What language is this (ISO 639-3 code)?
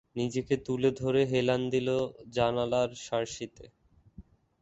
ben